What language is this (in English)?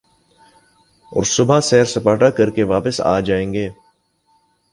Urdu